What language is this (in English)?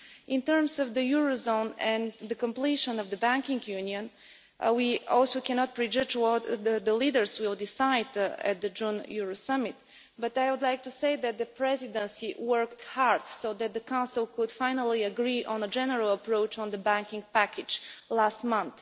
English